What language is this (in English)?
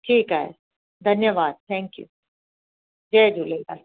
Sindhi